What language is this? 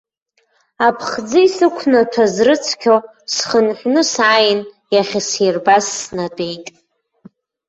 Abkhazian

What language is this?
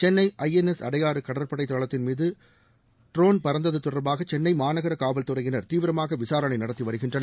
Tamil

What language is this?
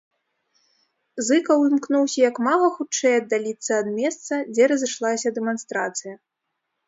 Belarusian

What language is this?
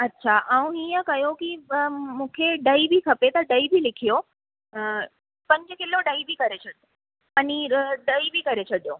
Sindhi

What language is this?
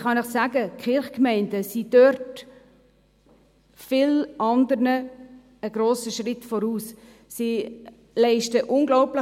Swiss German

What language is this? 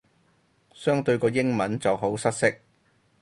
Cantonese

